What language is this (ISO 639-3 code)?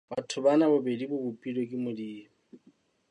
sot